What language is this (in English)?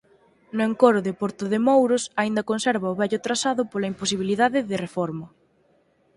Galician